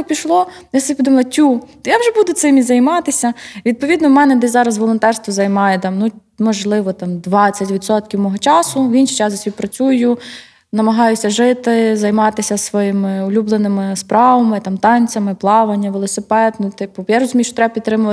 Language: Ukrainian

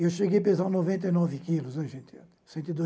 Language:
Portuguese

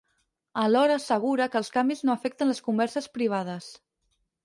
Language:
Catalan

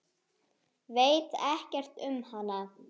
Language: Icelandic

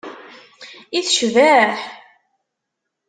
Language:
Kabyle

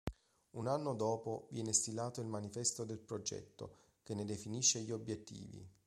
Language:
Italian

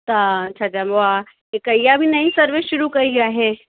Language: Sindhi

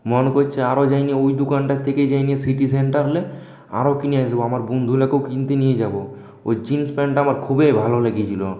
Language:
Bangla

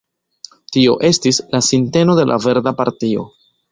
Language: Esperanto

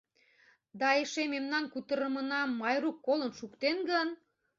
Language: Mari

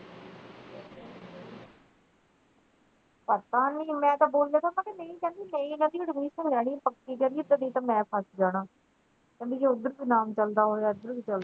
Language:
Punjabi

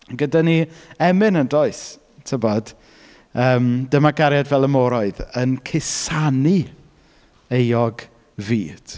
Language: Welsh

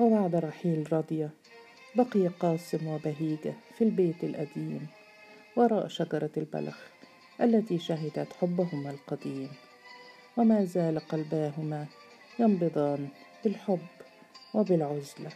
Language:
Arabic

